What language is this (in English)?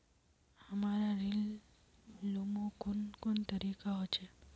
Magahi